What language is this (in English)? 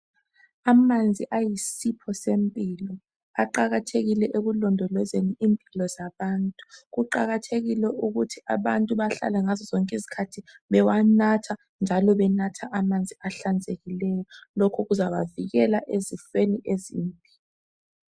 North Ndebele